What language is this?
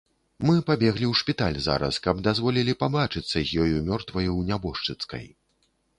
Belarusian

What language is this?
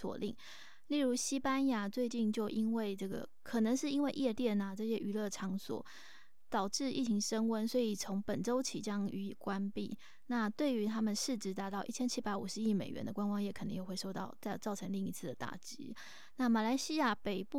Chinese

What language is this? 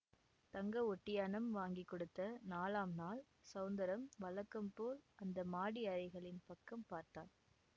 Tamil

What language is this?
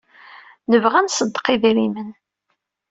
Kabyle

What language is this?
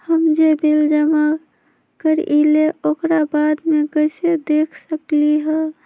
Magahi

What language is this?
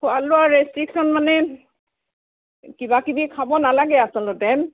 Assamese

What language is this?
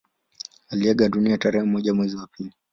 Swahili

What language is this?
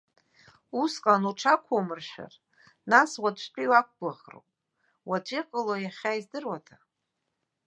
Abkhazian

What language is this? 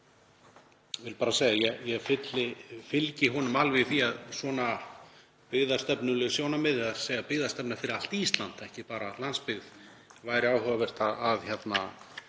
Icelandic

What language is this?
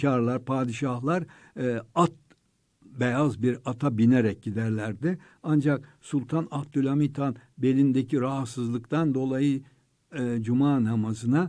Turkish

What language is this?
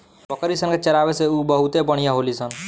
Bhojpuri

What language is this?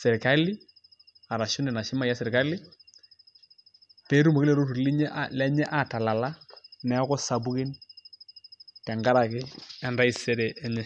Masai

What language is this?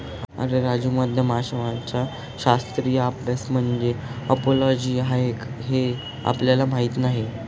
Marathi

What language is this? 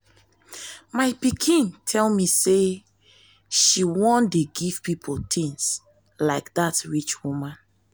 Nigerian Pidgin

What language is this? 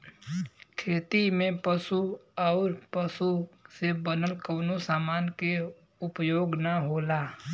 Bhojpuri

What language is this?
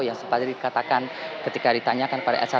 Indonesian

